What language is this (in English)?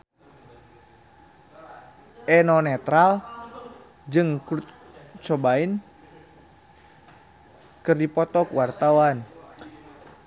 Sundanese